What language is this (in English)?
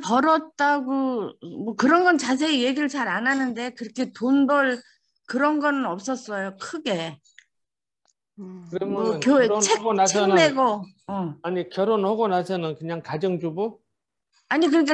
Korean